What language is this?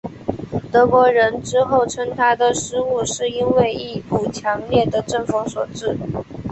Chinese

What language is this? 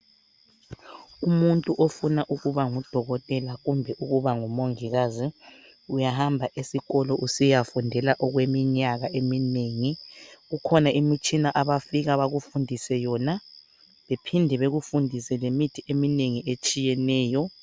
North Ndebele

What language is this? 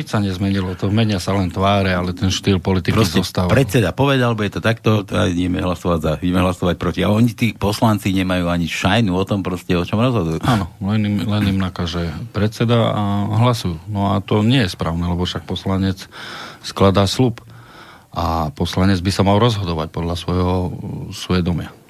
Slovak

